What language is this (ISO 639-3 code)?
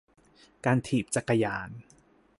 tha